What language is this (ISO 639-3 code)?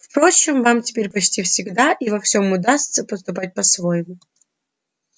rus